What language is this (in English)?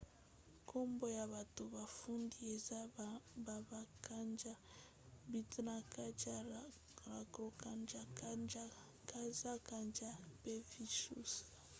Lingala